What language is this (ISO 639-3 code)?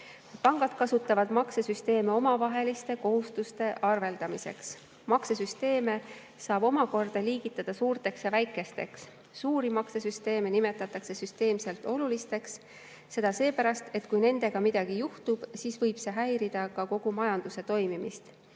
est